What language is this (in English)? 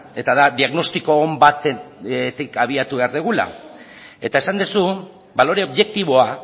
Basque